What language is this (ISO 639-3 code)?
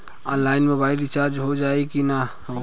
bho